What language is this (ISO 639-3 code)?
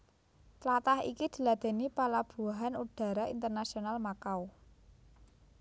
jav